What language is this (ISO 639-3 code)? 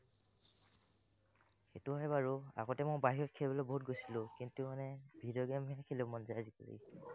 asm